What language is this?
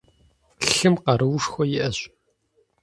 Kabardian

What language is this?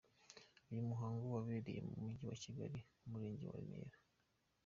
Kinyarwanda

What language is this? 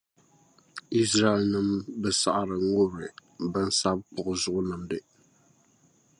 Dagbani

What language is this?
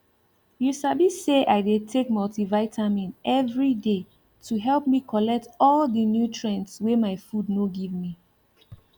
Nigerian Pidgin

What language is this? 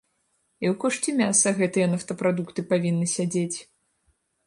Belarusian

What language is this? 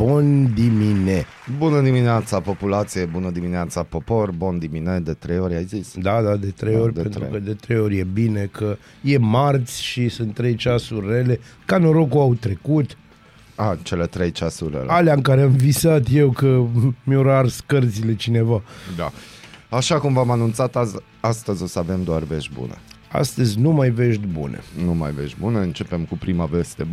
Romanian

